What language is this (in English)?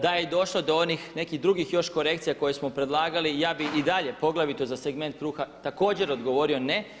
Croatian